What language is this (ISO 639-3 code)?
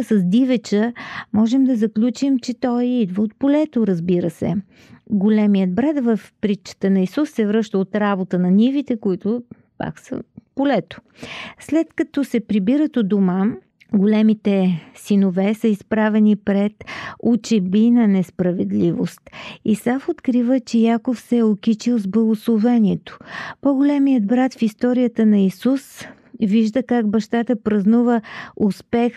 bul